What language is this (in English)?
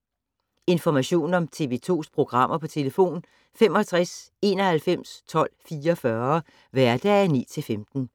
Danish